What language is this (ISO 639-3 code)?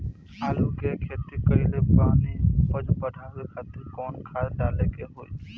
bho